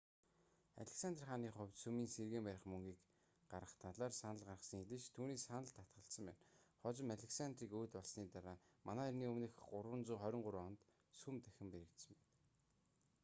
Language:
Mongolian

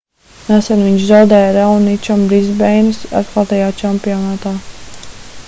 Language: Latvian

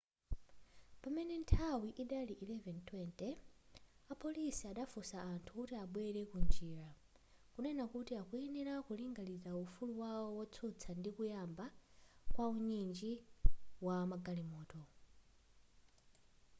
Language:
Nyanja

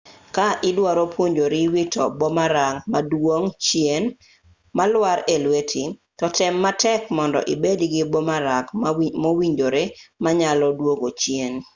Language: Luo (Kenya and Tanzania)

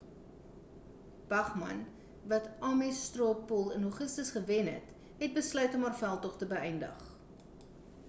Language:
Afrikaans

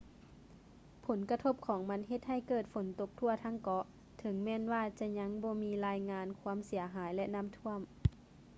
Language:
Lao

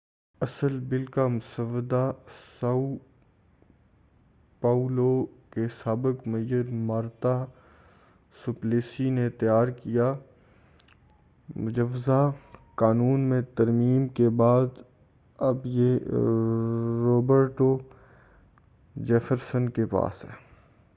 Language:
Urdu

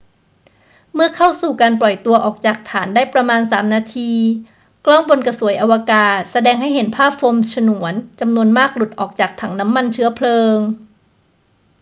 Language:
Thai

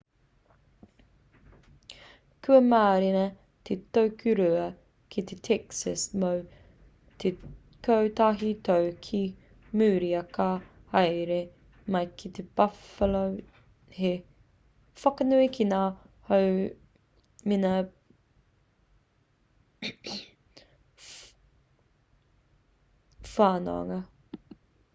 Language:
Māori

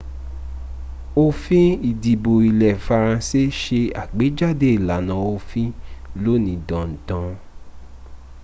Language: Yoruba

